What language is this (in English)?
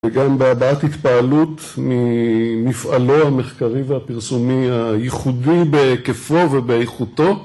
Hebrew